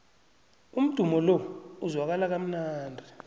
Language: South Ndebele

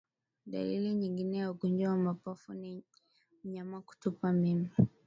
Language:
Swahili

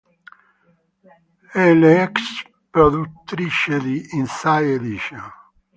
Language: Italian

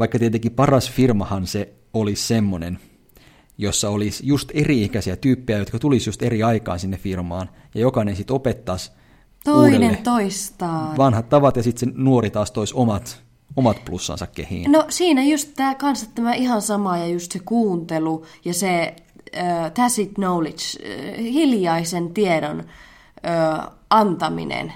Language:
Finnish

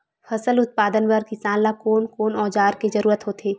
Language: Chhattisgarhi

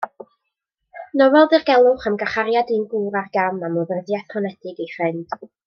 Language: Welsh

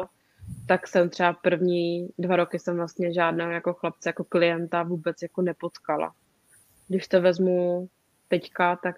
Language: Czech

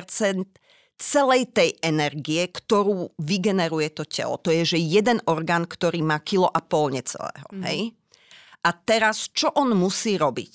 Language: Slovak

